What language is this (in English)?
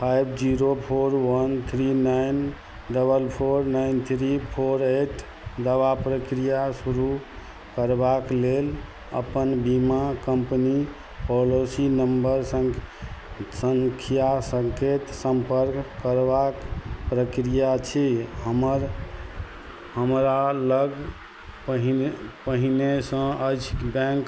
Maithili